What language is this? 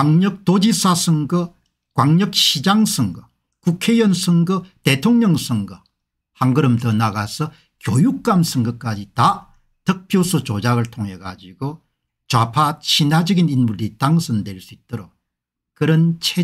Korean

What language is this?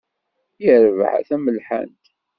Kabyle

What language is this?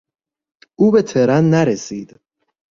Persian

